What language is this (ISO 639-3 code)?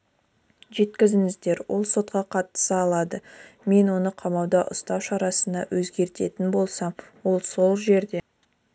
kaz